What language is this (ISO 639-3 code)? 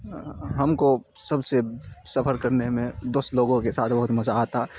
urd